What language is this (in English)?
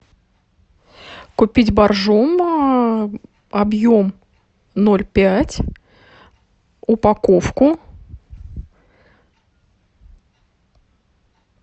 Russian